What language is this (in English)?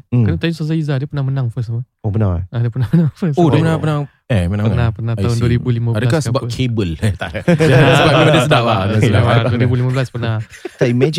Malay